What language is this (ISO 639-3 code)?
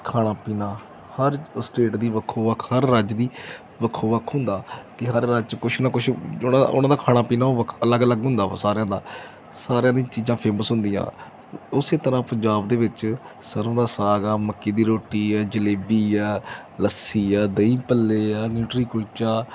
pan